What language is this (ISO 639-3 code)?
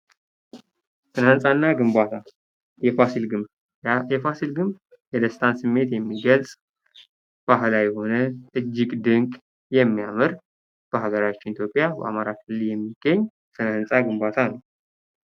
amh